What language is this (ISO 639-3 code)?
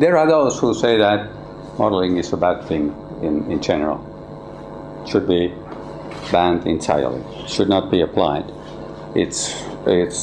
eng